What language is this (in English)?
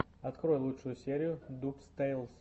Russian